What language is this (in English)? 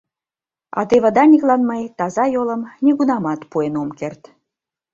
Mari